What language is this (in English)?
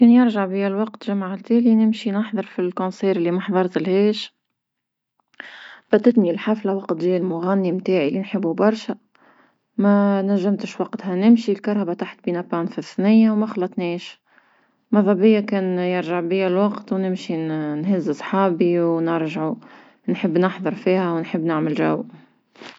Tunisian Arabic